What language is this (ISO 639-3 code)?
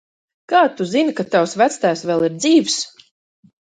lav